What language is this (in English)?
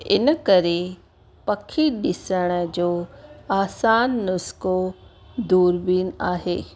Sindhi